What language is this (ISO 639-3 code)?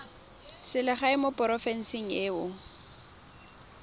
tsn